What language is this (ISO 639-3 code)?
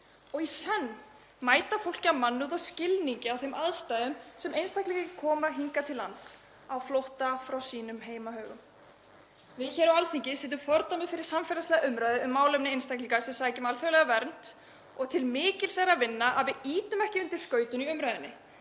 isl